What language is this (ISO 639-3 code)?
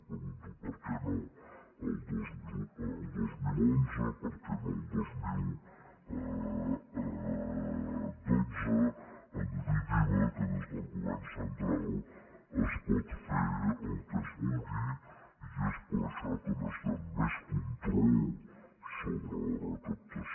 cat